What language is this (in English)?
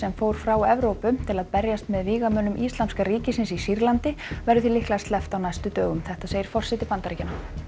Icelandic